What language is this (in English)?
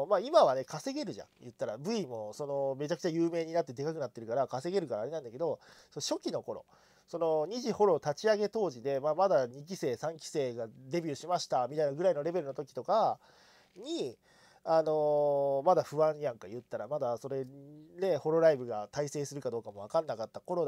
Japanese